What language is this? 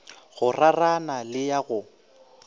Northern Sotho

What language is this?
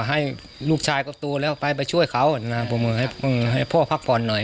Thai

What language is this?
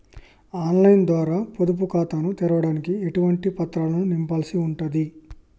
Telugu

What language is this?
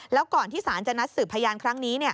Thai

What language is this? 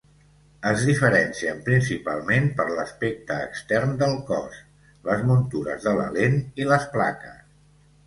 Catalan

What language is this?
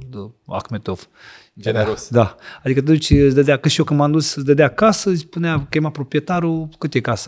Romanian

